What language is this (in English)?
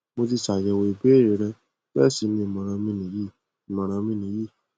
Yoruba